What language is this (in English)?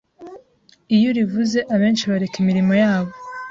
Kinyarwanda